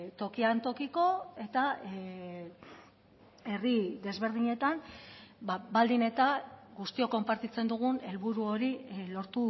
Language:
Basque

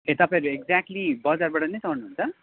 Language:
Nepali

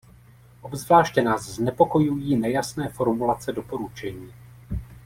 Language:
Czech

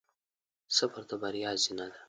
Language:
Pashto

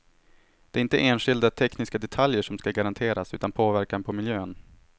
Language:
Swedish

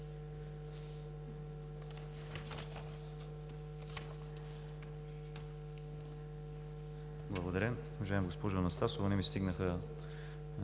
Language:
Bulgarian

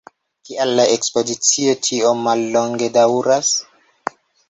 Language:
Esperanto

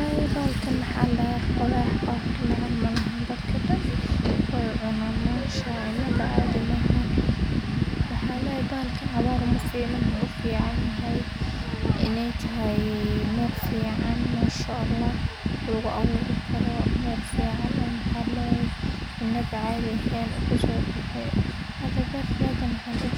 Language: Somali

